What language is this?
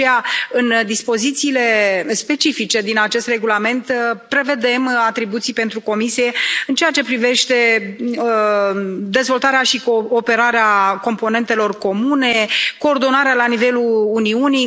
Romanian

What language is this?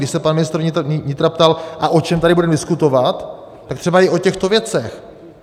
Czech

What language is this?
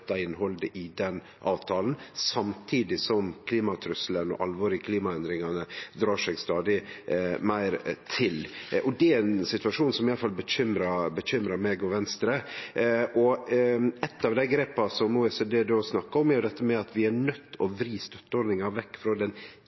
Norwegian Nynorsk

